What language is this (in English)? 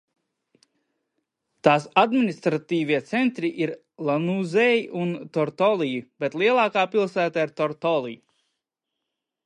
Latvian